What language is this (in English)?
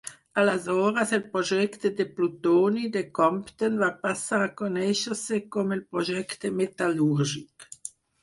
Catalan